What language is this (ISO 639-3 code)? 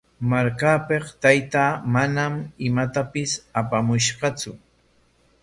qwa